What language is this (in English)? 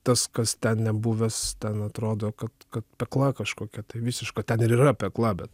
Lithuanian